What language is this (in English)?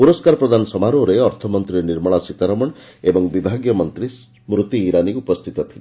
Odia